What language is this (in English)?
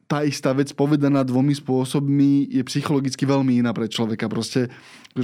Slovak